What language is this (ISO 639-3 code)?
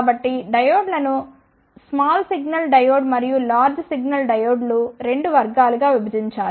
tel